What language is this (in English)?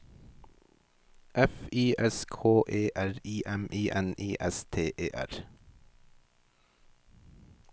Norwegian